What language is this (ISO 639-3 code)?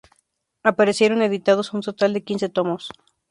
spa